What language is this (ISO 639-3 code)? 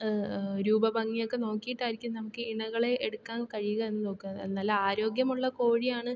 mal